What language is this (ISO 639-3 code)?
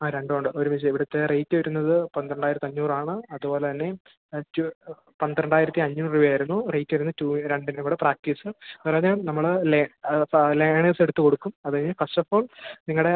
mal